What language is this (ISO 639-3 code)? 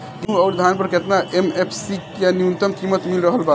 bho